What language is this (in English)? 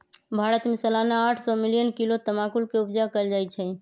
Magahi